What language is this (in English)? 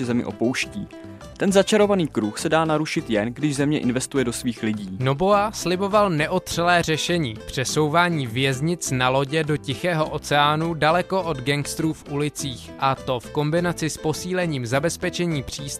Czech